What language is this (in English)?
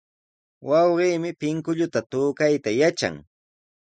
Sihuas Ancash Quechua